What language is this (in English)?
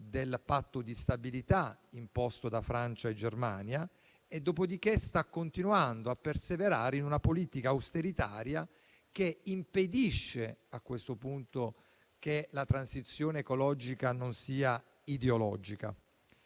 Italian